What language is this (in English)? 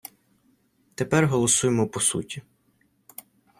Ukrainian